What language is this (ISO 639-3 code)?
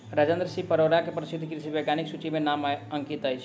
mai